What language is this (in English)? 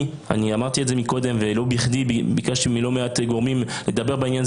Hebrew